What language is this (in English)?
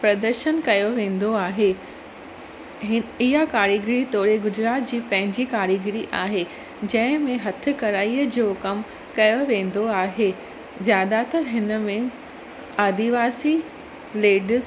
Sindhi